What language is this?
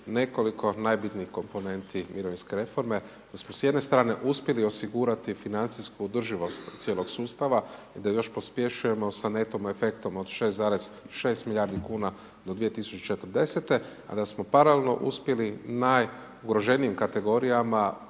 Croatian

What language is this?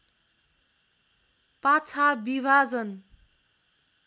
Nepali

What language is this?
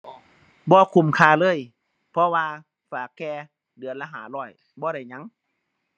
Thai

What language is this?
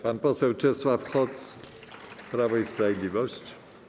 Polish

